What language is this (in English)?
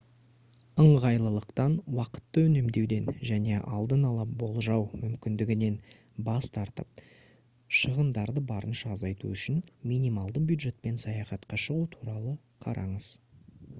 Kazakh